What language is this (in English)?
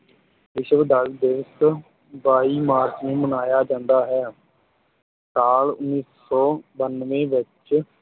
Punjabi